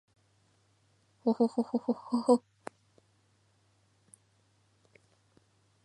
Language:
Japanese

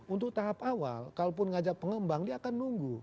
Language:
Indonesian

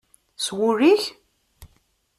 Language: Kabyle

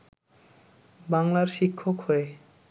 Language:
Bangla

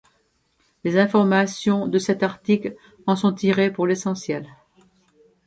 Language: French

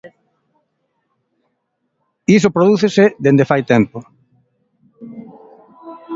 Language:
Galician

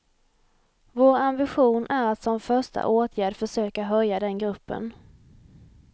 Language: Swedish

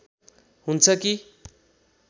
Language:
Nepali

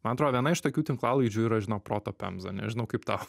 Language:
Lithuanian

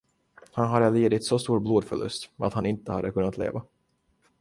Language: Swedish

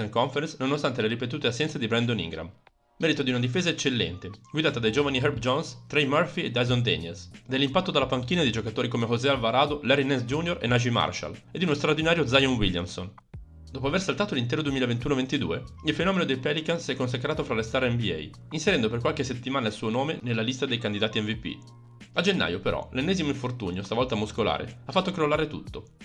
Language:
Italian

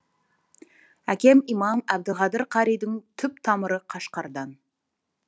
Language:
Kazakh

